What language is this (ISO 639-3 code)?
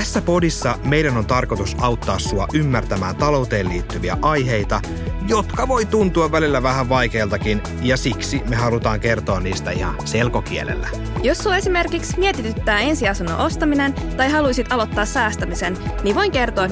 fin